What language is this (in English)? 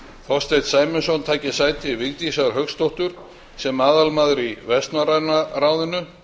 Icelandic